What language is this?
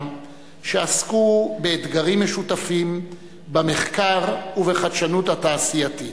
Hebrew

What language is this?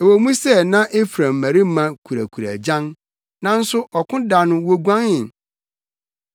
Akan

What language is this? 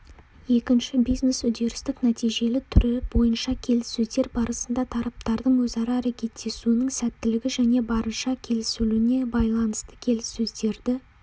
Kazakh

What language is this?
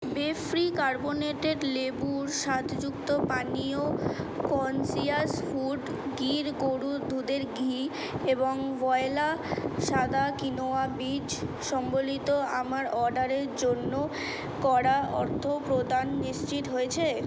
Bangla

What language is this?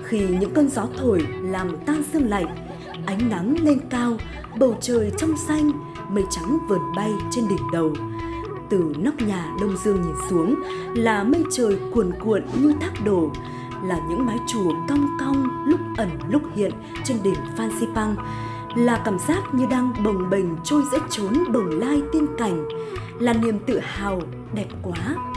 Vietnamese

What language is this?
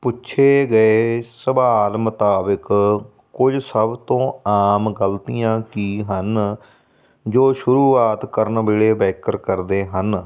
Punjabi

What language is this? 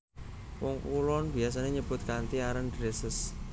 Javanese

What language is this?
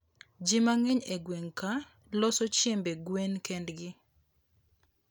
Luo (Kenya and Tanzania)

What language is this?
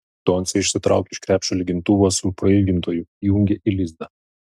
Lithuanian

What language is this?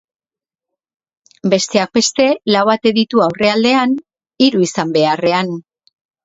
Basque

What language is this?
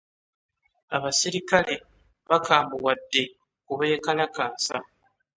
Ganda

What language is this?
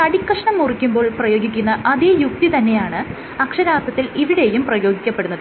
Malayalam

